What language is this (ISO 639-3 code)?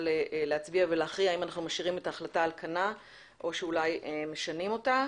heb